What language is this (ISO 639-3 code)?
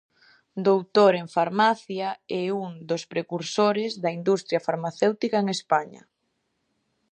glg